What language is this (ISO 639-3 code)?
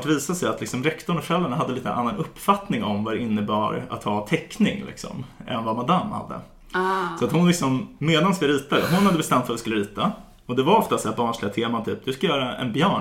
swe